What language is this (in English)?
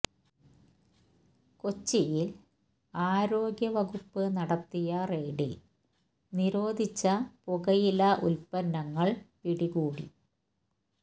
Malayalam